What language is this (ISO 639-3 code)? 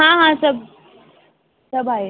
snd